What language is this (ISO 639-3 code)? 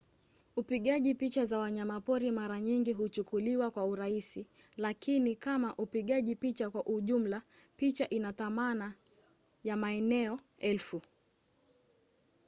swa